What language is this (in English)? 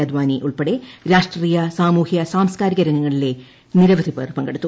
Malayalam